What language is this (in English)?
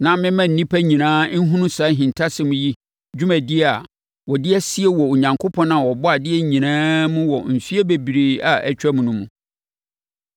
Akan